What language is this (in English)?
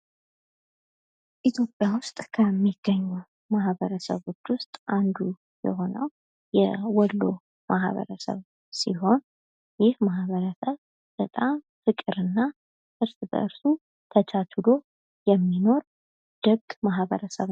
Amharic